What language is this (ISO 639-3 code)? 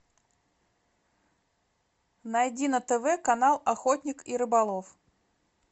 rus